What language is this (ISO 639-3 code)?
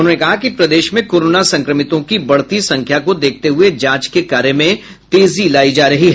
hin